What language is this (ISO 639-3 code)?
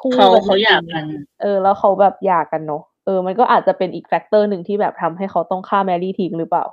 tha